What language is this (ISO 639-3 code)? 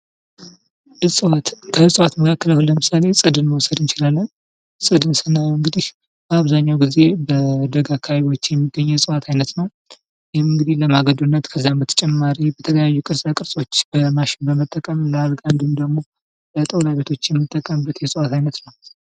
amh